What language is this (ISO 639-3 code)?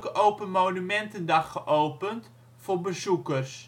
nld